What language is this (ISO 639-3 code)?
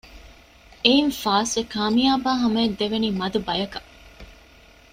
div